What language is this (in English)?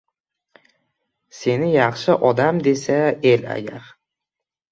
Uzbek